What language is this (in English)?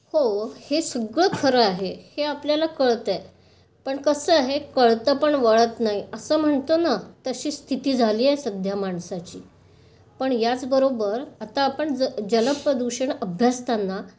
Marathi